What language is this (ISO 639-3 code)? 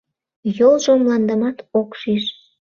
chm